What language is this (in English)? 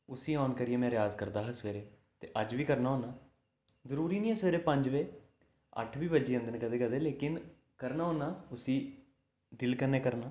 Dogri